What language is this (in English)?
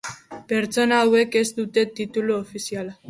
Basque